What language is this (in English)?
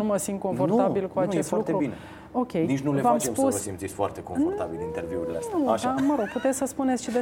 Romanian